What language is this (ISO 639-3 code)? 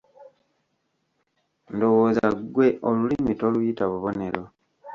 lug